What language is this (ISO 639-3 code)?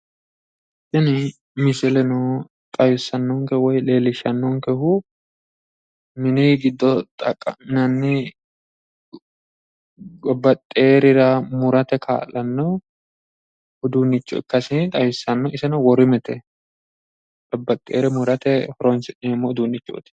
sid